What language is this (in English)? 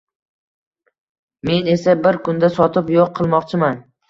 Uzbek